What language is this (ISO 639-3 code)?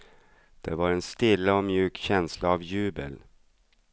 swe